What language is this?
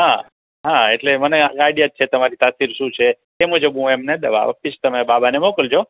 Gujarati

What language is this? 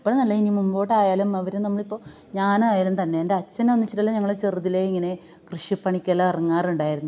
Malayalam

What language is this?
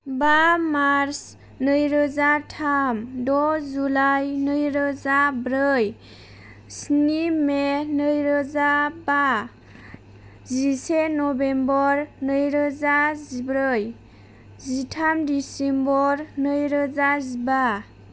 Bodo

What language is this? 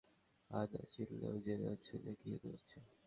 Bangla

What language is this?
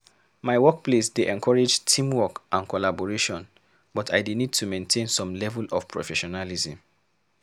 Nigerian Pidgin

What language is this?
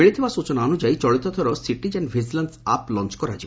Odia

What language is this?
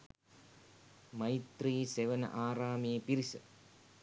Sinhala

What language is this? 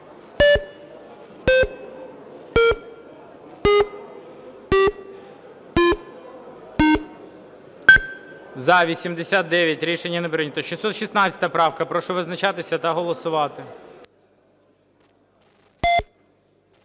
Ukrainian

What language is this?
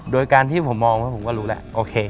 Thai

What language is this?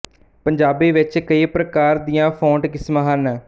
Punjabi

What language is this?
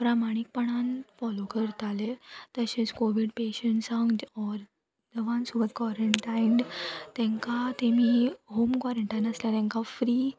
Konkani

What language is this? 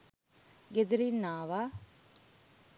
Sinhala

